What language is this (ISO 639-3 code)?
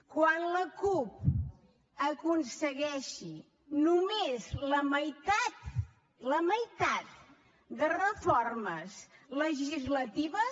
cat